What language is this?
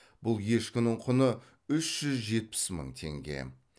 Kazakh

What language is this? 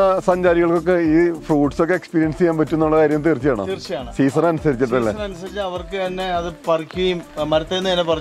Turkish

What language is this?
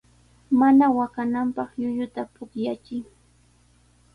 Sihuas Ancash Quechua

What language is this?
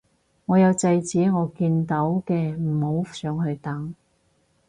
Cantonese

